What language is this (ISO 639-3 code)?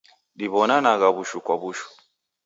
dav